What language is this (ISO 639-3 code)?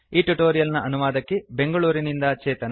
kan